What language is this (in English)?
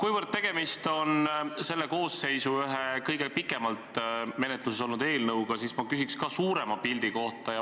Estonian